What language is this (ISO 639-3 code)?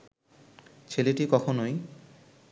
ben